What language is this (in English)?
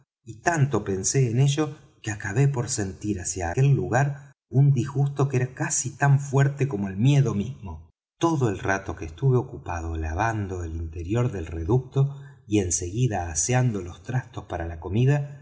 Spanish